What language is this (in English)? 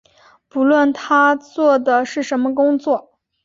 Chinese